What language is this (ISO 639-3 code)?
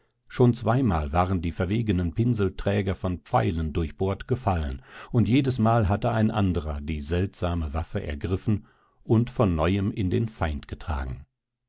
deu